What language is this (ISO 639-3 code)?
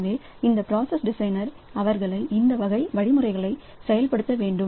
tam